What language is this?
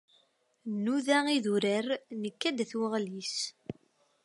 Kabyle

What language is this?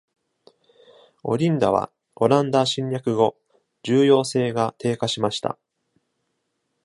Japanese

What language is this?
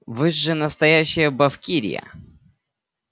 Russian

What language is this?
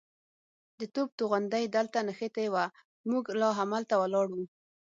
Pashto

